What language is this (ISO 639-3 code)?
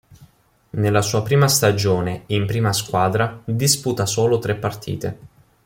ita